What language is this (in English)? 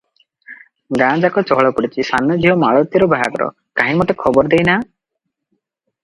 Odia